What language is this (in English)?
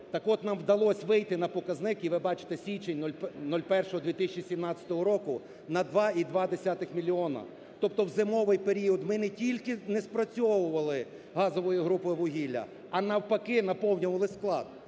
Ukrainian